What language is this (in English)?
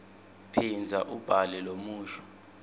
Swati